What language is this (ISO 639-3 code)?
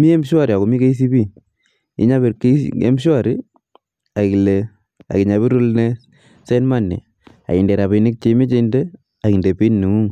kln